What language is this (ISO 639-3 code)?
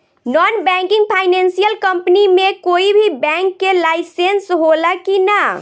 bho